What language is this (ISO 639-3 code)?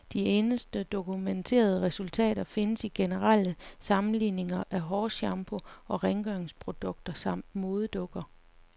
dan